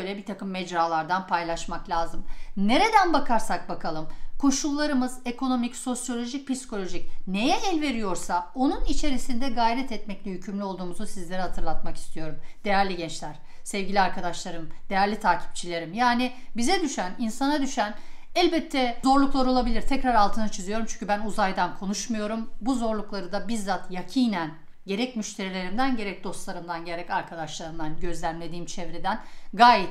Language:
Turkish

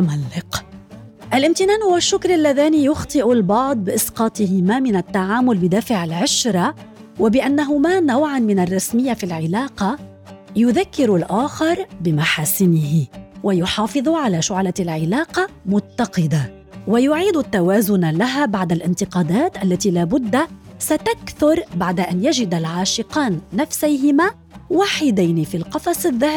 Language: Arabic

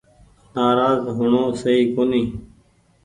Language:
Goaria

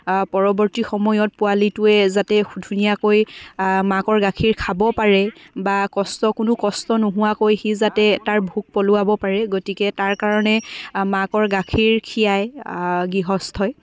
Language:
Assamese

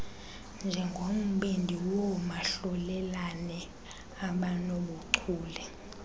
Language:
Xhosa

